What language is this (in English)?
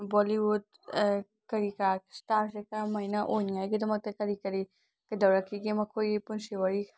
Manipuri